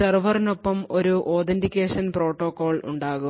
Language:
Malayalam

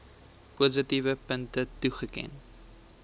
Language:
Afrikaans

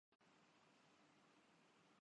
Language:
Urdu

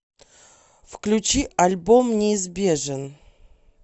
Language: Russian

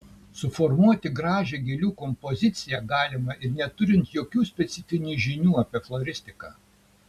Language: Lithuanian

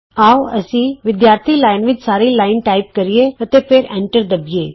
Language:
Punjabi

